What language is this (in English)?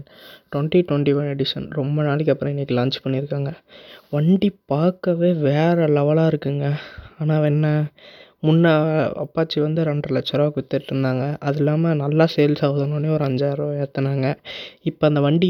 Tamil